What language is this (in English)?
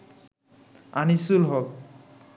Bangla